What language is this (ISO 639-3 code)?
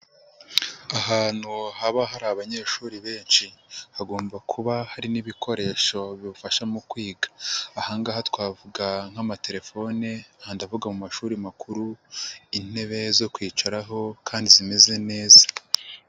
kin